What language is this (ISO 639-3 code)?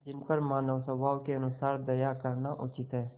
hin